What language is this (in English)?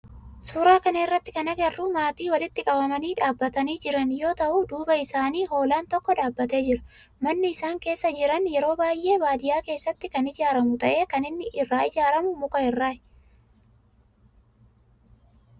Oromo